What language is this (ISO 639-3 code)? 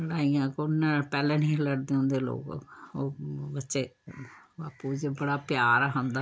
doi